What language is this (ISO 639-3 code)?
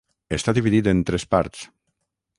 cat